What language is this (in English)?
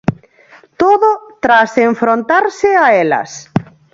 Galician